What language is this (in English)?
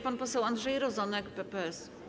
Polish